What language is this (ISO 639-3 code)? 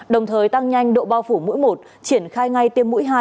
vie